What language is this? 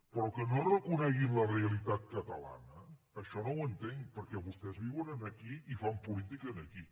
Catalan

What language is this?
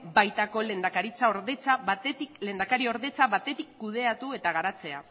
Basque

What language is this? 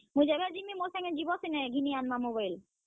Odia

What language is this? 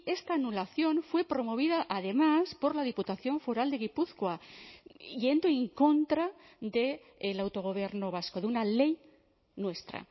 Spanish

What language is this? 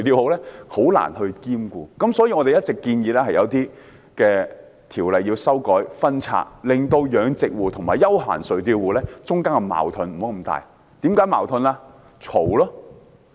Cantonese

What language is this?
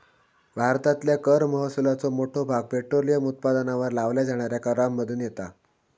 Marathi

